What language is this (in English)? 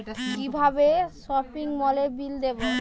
Bangla